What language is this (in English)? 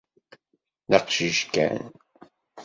Kabyle